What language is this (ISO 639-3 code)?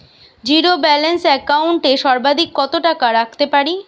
ben